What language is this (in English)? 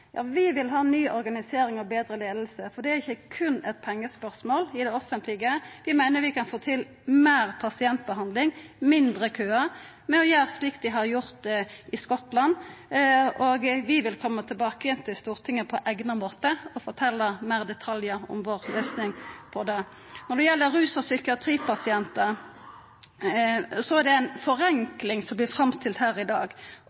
Norwegian Nynorsk